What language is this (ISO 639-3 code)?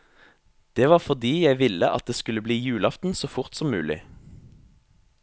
nor